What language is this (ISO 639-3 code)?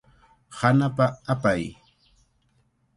qvl